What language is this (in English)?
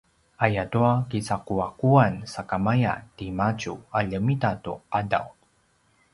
Paiwan